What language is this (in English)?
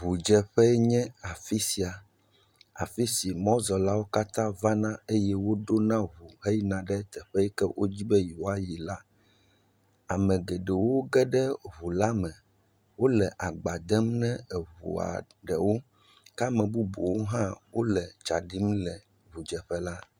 Ewe